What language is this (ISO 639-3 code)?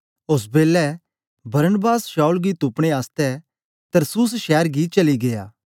doi